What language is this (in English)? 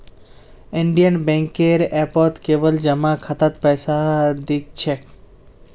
Magahi